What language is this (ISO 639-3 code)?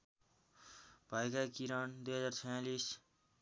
nep